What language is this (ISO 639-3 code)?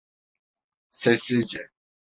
tur